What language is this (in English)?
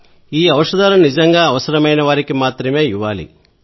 Telugu